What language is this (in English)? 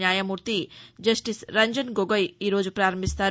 Telugu